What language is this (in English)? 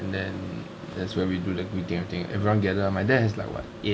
English